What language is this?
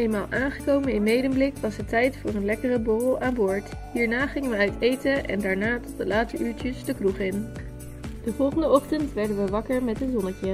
Dutch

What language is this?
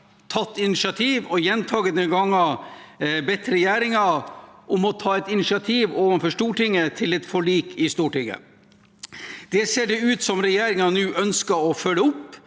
Norwegian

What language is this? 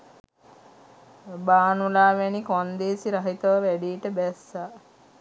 Sinhala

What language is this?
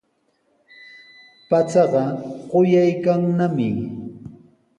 Sihuas Ancash Quechua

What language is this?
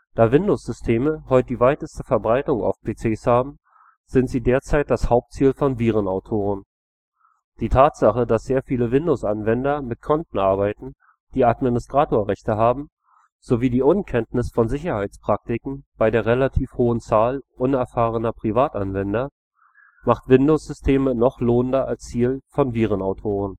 German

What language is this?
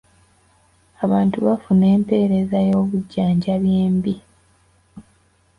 Ganda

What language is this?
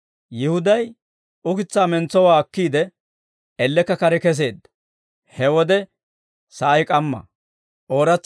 Dawro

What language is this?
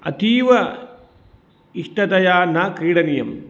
Sanskrit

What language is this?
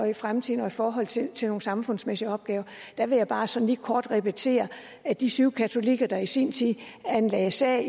Danish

